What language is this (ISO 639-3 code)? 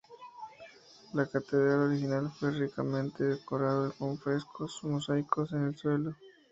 spa